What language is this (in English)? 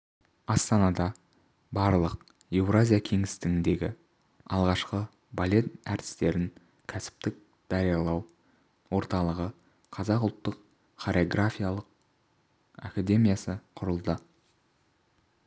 Kazakh